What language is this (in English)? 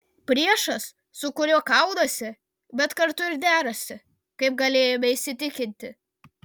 Lithuanian